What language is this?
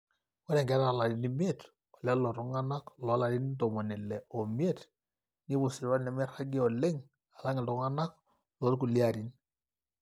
Masai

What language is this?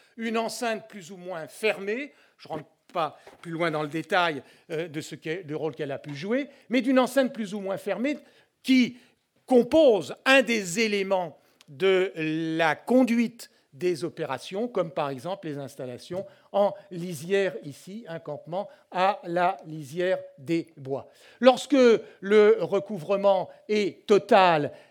French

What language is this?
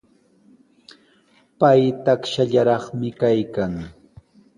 Sihuas Ancash Quechua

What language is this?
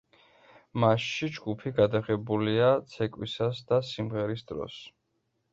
Georgian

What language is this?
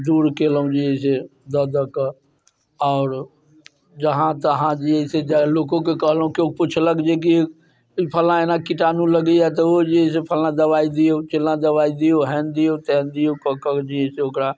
Maithili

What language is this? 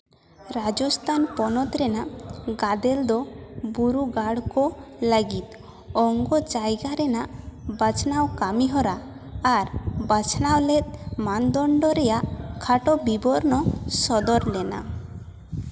Santali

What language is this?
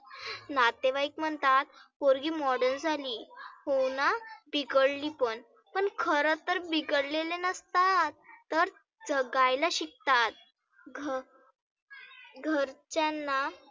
Marathi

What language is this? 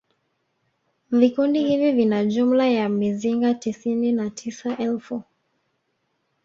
Swahili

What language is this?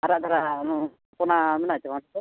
Santali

